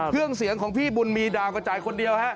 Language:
Thai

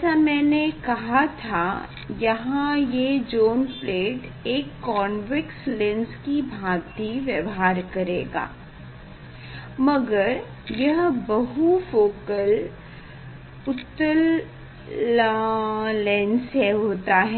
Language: Hindi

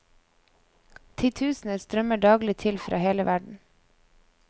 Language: Norwegian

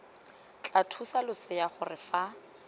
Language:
Tswana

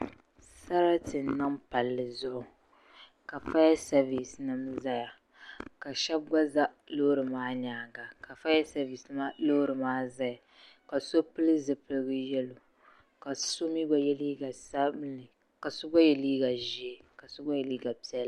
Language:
Dagbani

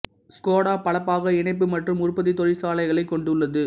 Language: Tamil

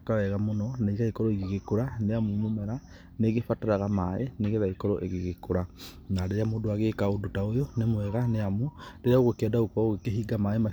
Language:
Kikuyu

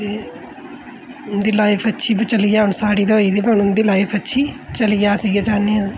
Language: Dogri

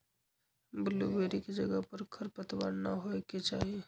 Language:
Magahi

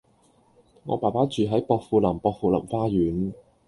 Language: Cantonese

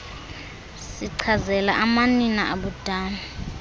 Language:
Xhosa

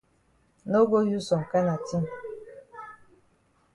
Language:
Cameroon Pidgin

